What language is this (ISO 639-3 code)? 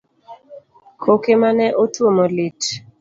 luo